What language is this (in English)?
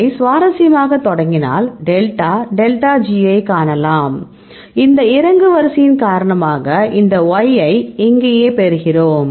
Tamil